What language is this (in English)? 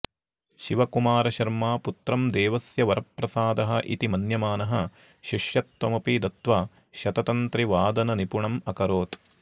Sanskrit